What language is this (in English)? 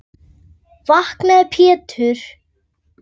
Icelandic